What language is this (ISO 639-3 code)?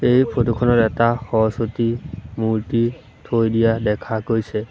asm